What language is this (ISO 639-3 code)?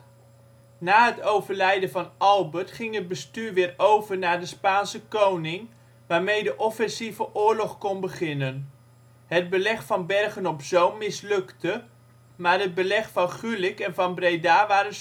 nld